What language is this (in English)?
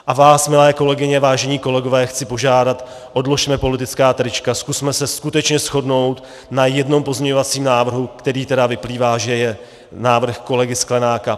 Czech